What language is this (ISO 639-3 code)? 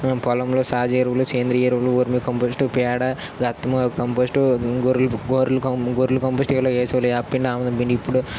tel